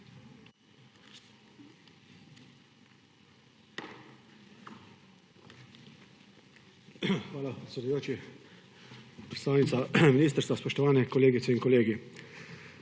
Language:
Slovenian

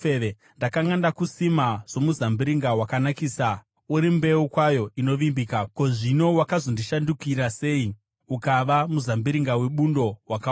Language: Shona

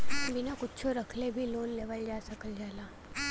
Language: Bhojpuri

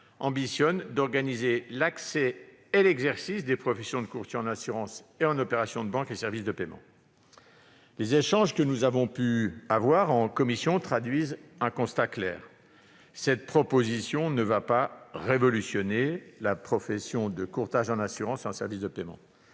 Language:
French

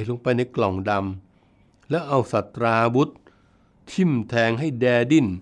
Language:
Thai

